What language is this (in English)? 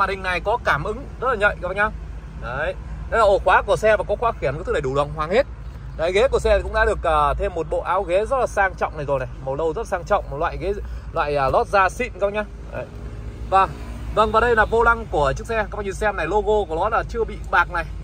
Vietnamese